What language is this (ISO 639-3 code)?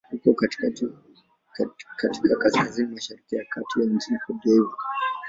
swa